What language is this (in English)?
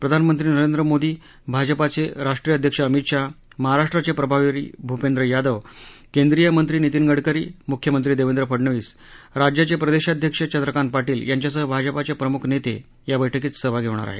Marathi